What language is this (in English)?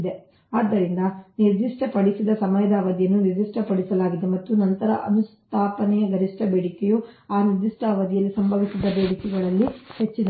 Kannada